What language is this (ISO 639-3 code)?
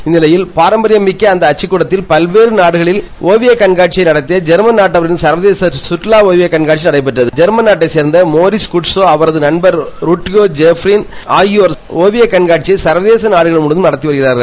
tam